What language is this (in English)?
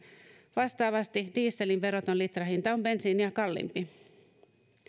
Finnish